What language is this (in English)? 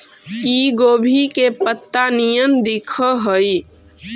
Magahi